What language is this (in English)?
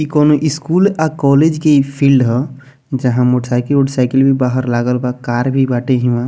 Bhojpuri